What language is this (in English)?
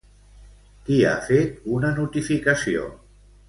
Catalan